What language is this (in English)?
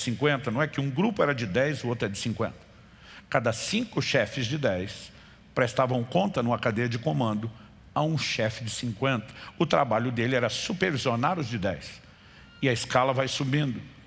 Portuguese